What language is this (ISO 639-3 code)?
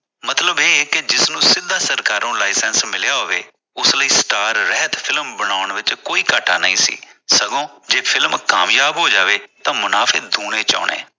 pan